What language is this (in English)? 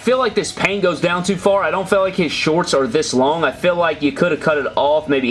English